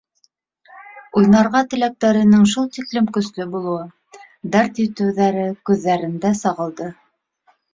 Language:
Bashkir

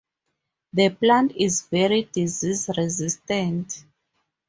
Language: English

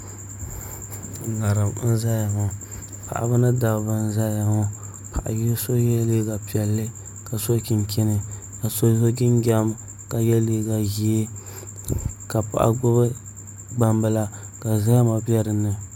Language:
Dagbani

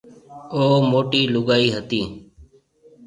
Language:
Marwari (Pakistan)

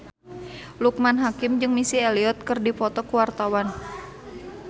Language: Sundanese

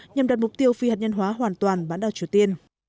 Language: Vietnamese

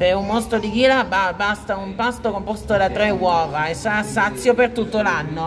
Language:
Italian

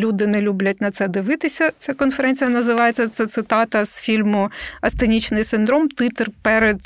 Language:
Ukrainian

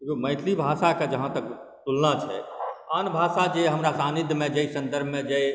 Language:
Maithili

